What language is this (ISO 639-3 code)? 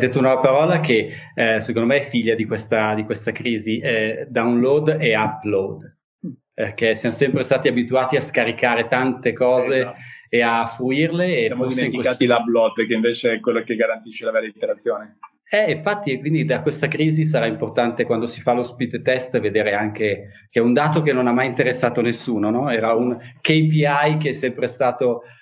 ita